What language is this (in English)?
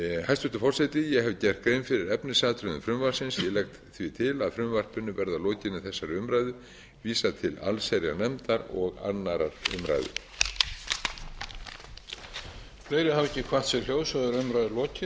Icelandic